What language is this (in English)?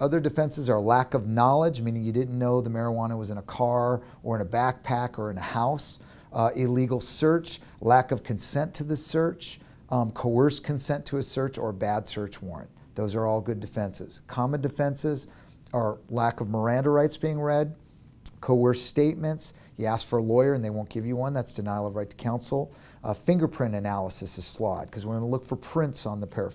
English